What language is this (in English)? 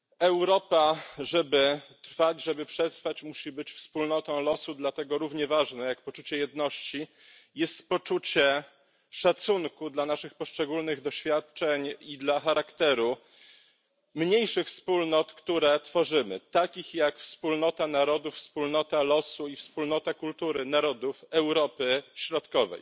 Polish